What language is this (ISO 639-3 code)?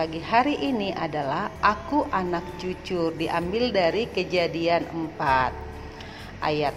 ind